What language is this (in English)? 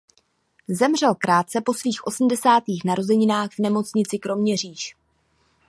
Czech